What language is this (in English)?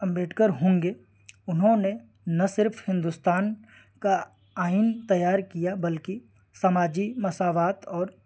Urdu